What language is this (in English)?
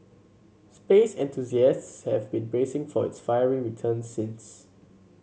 English